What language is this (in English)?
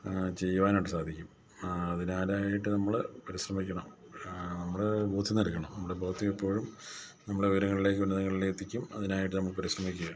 Malayalam